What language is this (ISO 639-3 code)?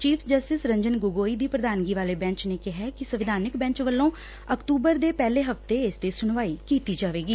pan